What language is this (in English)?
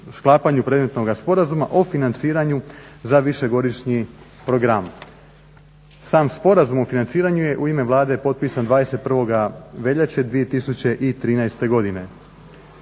Croatian